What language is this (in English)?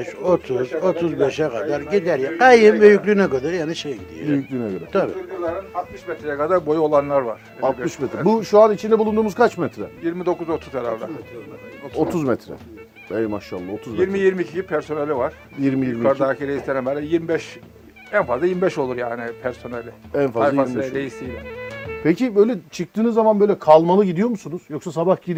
Turkish